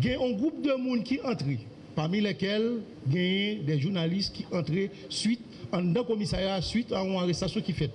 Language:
French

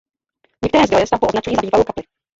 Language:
Czech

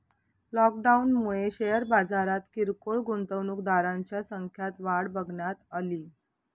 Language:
Marathi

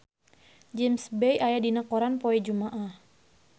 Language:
Sundanese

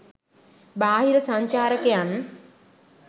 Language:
Sinhala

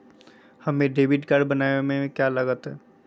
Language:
Magahi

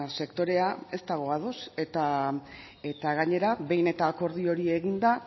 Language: Basque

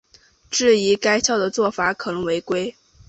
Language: Chinese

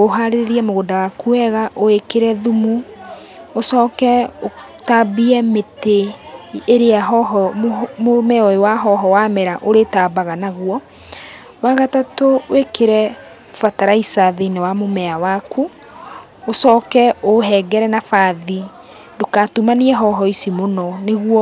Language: Kikuyu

